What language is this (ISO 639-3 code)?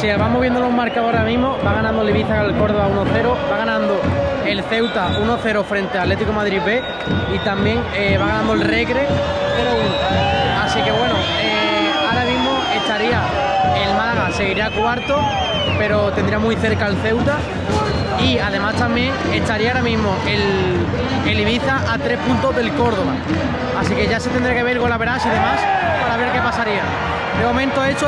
spa